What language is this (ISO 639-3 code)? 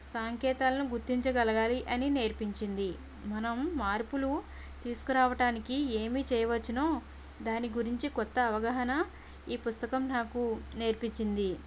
tel